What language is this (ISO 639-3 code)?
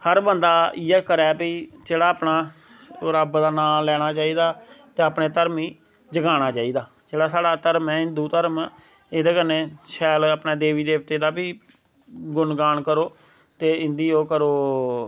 doi